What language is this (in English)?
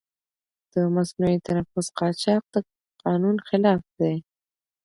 Pashto